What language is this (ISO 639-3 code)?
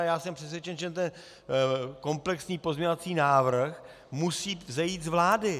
ces